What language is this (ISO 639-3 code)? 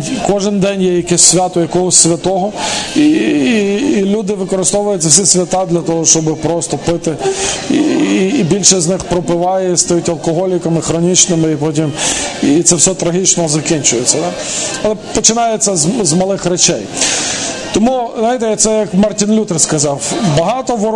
ukr